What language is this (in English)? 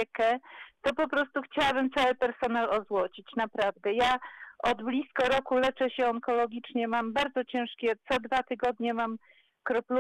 Polish